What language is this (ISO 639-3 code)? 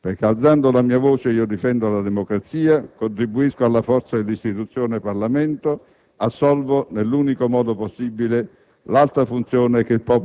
ita